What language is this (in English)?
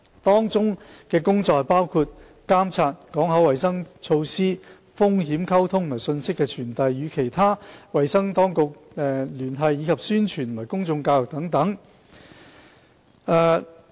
Cantonese